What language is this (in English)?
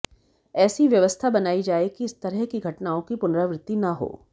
Hindi